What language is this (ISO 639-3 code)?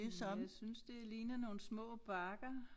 dan